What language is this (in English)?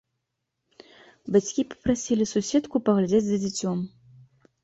Belarusian